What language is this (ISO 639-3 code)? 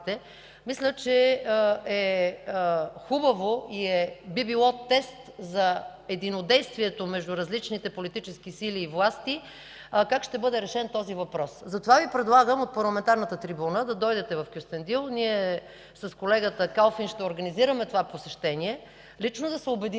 bul